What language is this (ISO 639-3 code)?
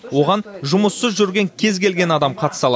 kaz